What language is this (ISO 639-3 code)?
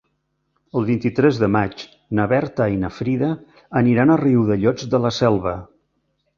cat